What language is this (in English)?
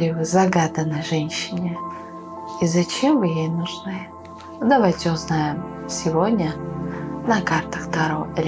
Russian